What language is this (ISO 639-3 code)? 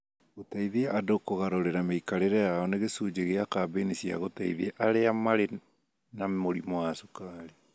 kik